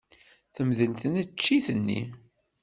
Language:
Kabyle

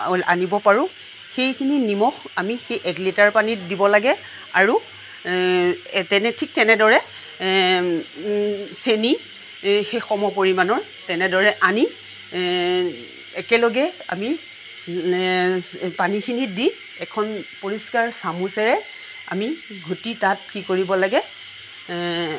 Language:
Assamese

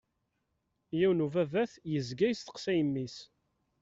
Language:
Kabyle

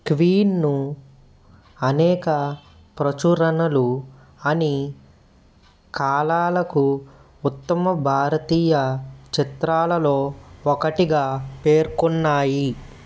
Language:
Telugu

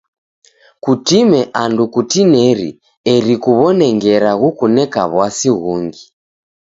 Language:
Taita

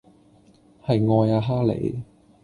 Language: Cantonese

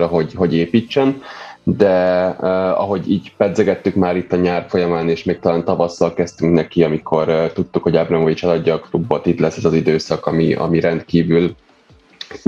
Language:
Hungarian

